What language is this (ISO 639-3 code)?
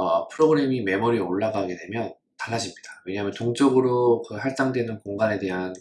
kor